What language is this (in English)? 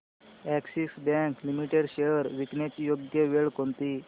Marathi